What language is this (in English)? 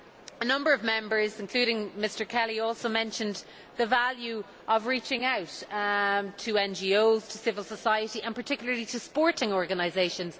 English